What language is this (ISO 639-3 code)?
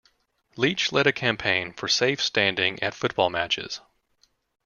eng